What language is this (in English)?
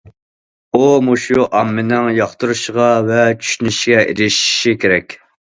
Uyghur